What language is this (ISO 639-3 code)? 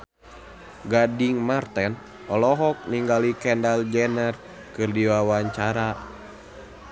sun